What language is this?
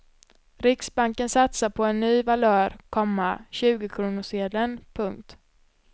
Swedish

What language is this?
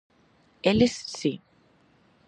Galician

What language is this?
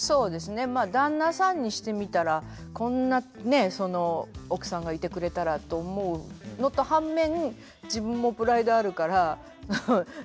Japanese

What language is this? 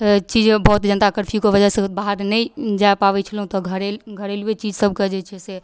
Maithili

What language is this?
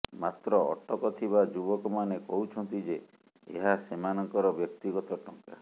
Odia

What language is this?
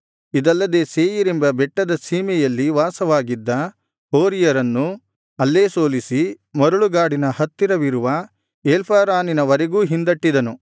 Kannada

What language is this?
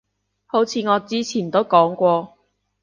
Cantonese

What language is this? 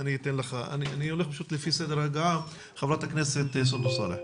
Hebrew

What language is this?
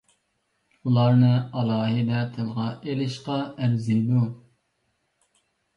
Uyghur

